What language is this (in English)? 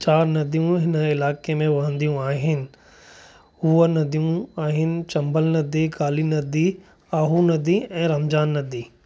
Sindhi